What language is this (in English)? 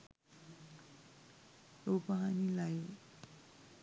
Sinhala